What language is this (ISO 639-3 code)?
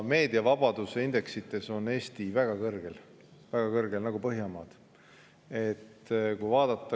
est